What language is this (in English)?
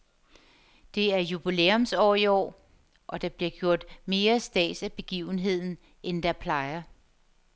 Danish